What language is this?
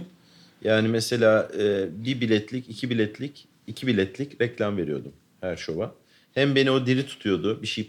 Turkish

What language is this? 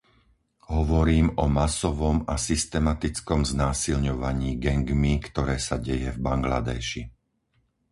Slovak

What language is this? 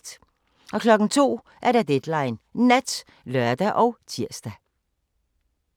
Danish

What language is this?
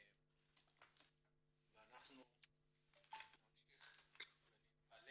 Hebrew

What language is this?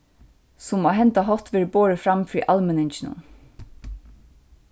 Faroese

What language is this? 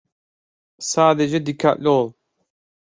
Turkish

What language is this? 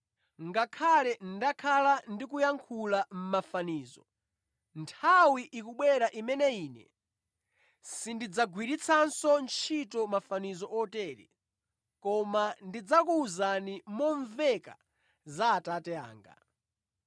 Nyanja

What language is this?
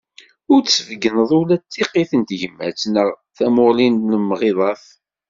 Kabyle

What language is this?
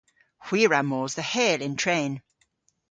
Cornish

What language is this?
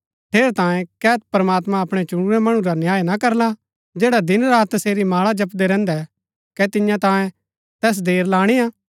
Gaddi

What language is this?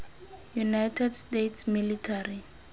Tswana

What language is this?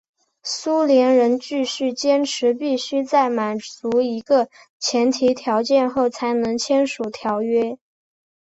Chinese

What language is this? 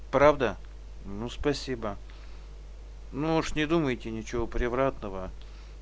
Russian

